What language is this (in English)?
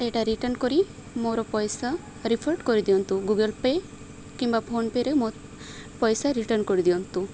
Odia